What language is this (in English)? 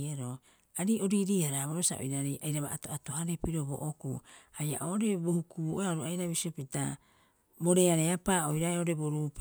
Rapoisi